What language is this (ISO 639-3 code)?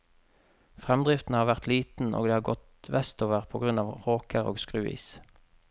nor